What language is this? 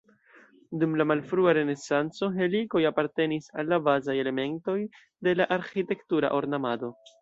Esperanto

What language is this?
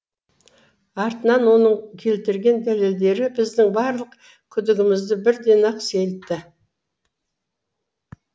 Kazakh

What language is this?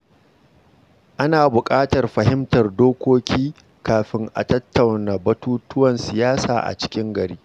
Hausa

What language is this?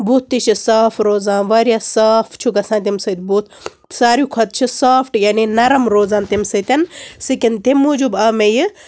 Kashmiri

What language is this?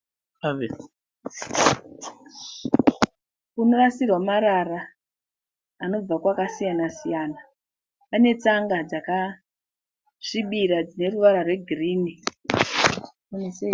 Shona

